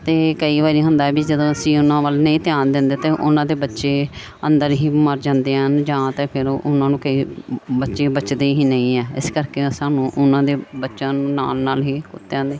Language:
Punjabi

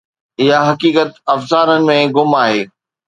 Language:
Sindhi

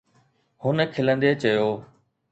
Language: Sindhi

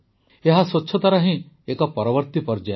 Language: Odia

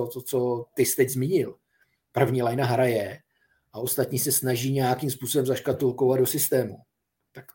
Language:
Czech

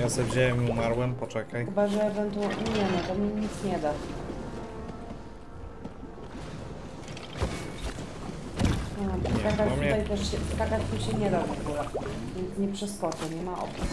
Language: Polish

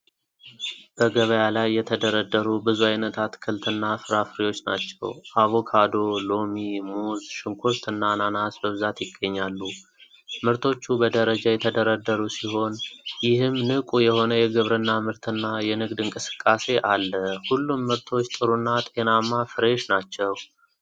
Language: Amharic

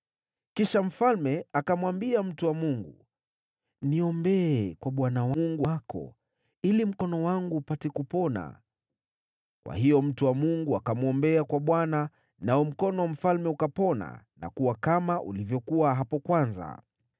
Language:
Swahili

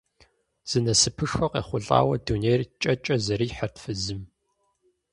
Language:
Kabardian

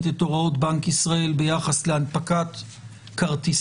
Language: Hebrew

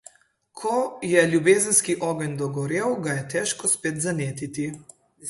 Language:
Slovenian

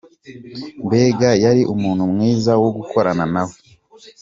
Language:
Kinyarwanda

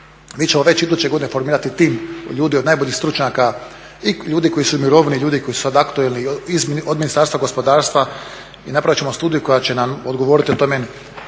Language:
Croatian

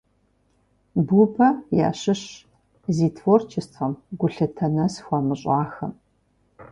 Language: Kabardian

